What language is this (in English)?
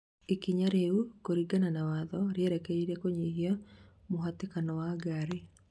Kikuyu